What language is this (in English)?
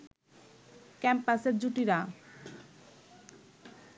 Bangla